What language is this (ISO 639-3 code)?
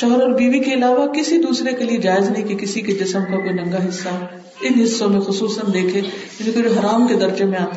urd